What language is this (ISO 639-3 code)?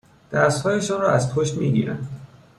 fas